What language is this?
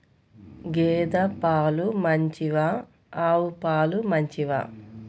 Telugu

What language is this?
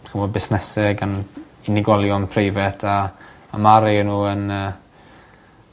Welsh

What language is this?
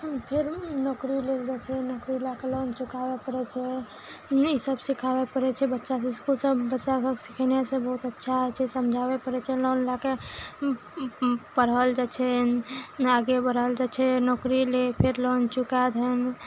Maithili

